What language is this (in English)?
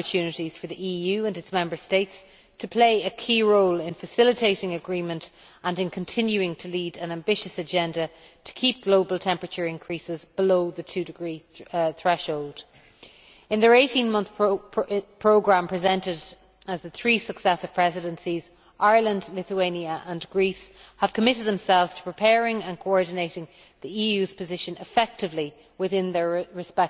English